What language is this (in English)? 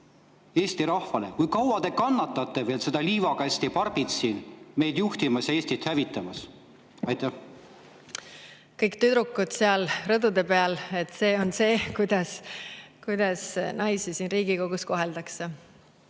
Estonian